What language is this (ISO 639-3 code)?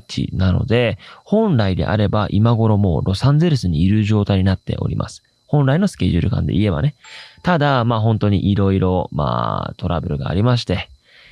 jpn